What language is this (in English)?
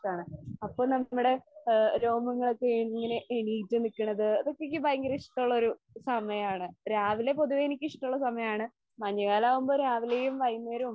Malayalam